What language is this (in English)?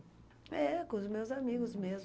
Portuguese